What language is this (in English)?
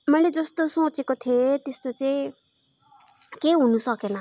Nepali